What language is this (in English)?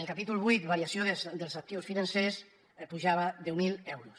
Catalan